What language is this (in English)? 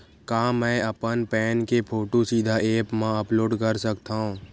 Chhattisgarhi